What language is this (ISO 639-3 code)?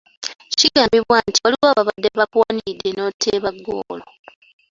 lug